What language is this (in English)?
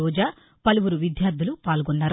Telugu